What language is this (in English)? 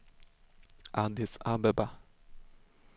Swedish